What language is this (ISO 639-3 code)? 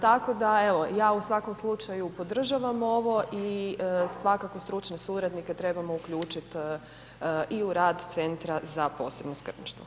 hrv